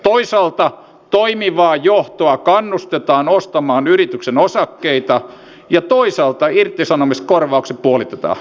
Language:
Finnish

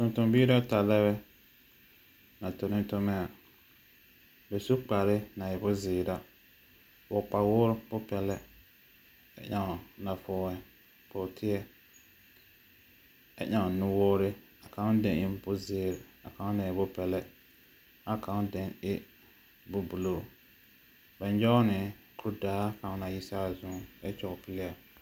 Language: Southern Dagaare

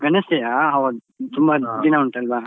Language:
Kannada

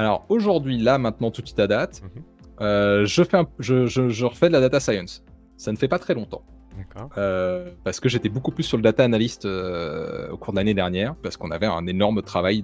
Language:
French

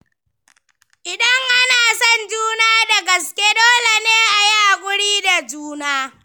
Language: Hausa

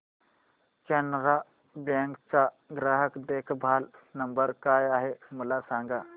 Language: Marathi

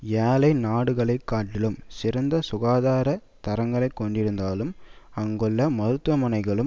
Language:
Tamil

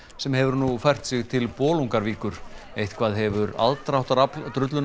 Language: Icelandic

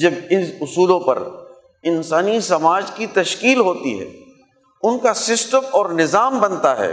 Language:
Urdu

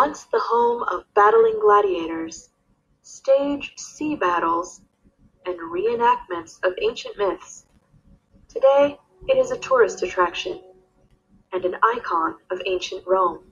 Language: English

